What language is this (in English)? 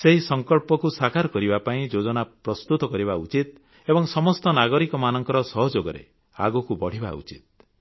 Odia